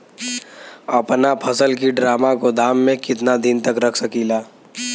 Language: Bhojpuri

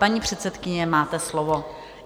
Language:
Czech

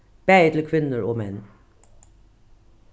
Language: Faroese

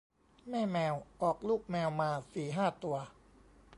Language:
Thai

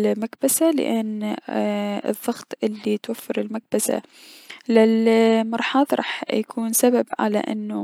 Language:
Mesopotamian Arabic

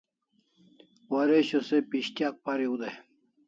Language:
Kalasha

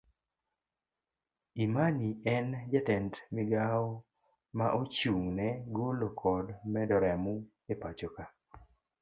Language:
Luo (Kenya and Tanzania)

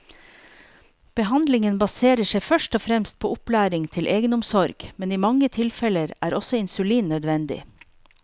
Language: Norwegian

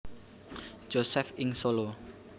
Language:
Javanese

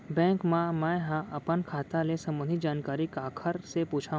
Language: Chhattisgarhi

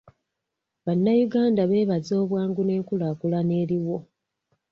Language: Ganda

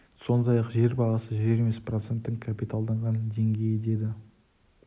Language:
Kazakh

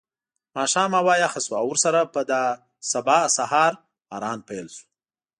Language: Pashto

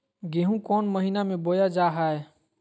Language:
Magahi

